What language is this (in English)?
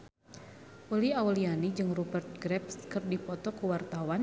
Sundanese